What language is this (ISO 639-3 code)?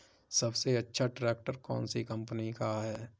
hin